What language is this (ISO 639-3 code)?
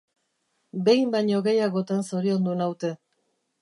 eus